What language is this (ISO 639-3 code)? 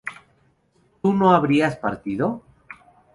spa